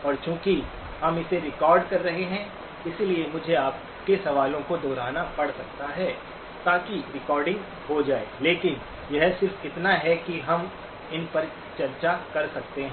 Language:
Hindi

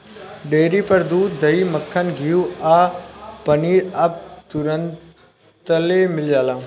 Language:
Bhojpuri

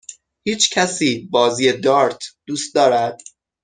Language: Persian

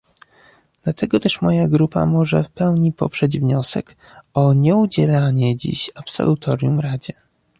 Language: Polish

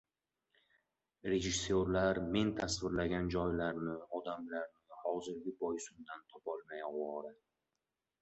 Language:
Uzbek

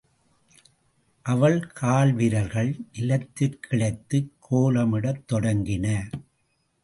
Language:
Tamil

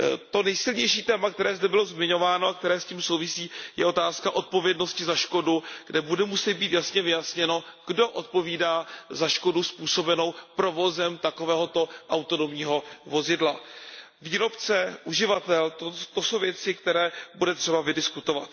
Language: Czech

